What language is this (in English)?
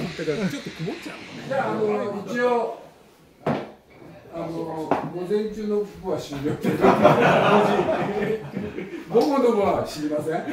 Japanese